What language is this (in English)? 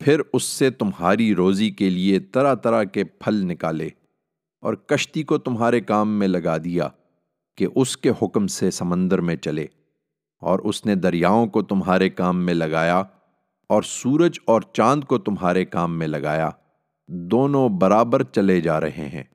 Urdu